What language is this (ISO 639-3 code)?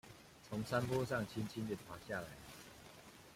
zho